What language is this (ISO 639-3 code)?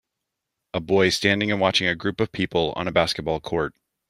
eng